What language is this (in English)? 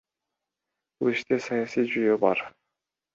Kyrgyz